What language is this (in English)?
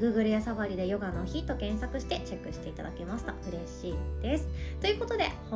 Japanese